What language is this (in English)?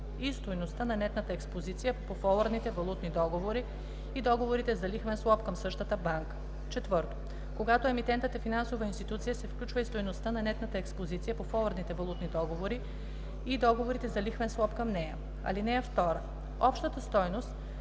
Bulgarian